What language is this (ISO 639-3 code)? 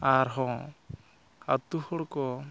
sat